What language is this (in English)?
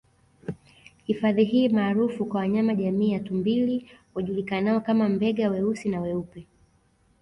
Swahili